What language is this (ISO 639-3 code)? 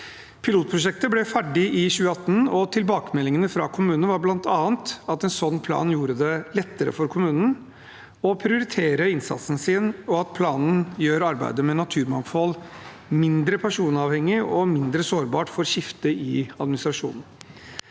nor